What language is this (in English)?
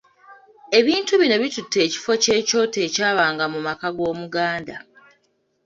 Ganda